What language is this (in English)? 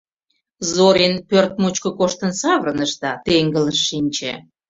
Mari